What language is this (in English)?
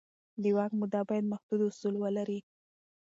Pashto